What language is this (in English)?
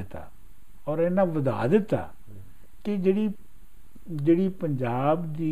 Punjabi